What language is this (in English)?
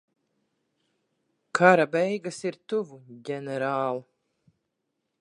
Latvian